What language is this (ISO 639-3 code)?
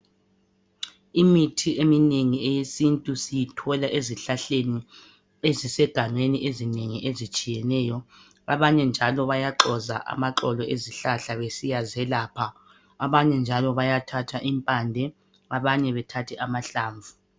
nde